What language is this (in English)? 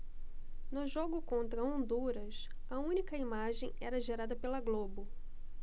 Portuguese